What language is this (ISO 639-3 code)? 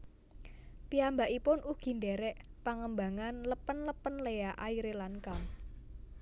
jav